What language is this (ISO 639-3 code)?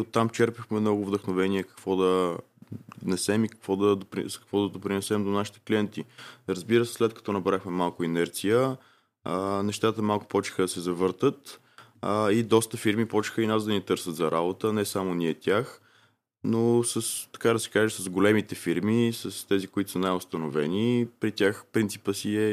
bul